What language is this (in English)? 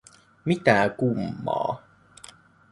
Finnish